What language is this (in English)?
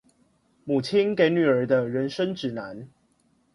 Chinese